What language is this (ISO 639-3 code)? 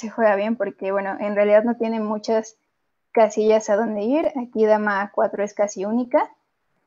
spa